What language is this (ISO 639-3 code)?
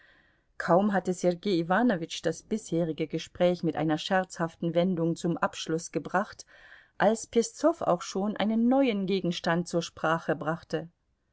deu